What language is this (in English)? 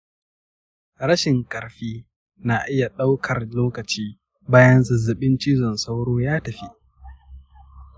Hausa